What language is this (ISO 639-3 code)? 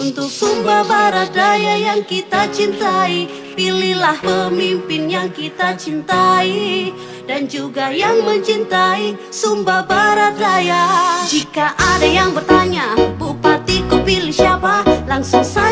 ind